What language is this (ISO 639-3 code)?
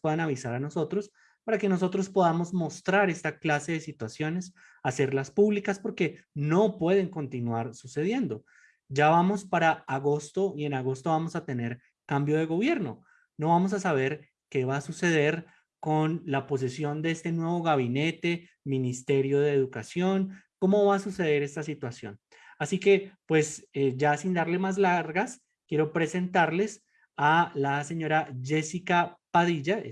spa